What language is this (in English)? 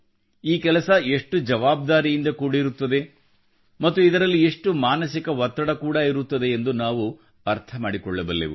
Kannada